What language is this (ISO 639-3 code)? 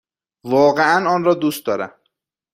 fas